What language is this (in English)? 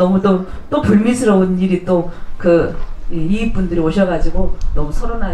Korean